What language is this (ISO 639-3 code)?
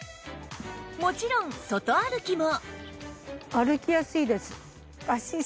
jpn